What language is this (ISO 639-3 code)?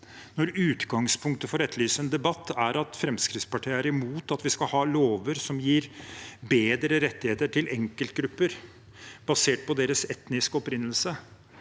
nor